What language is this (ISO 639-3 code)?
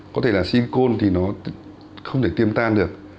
vie